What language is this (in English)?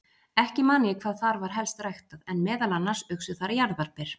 Icelandic